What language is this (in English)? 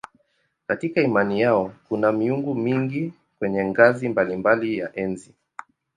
Swahili